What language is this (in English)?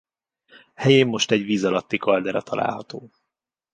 Hungarian